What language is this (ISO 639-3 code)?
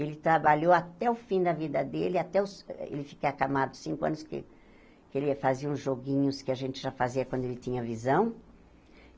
por